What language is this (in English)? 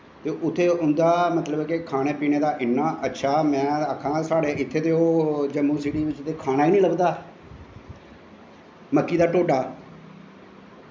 Dogri